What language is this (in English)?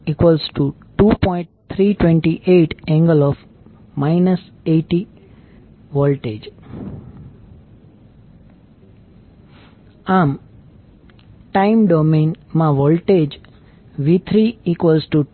Gujarati